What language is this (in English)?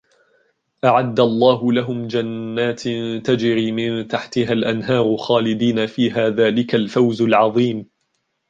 Arabic